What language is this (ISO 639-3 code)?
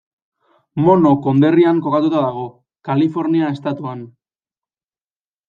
eus